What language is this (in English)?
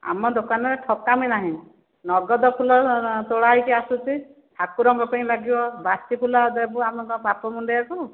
Odia